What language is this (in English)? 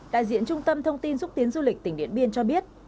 Vietnamese